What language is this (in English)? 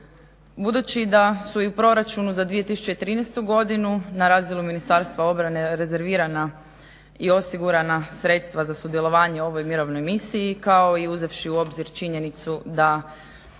Croatian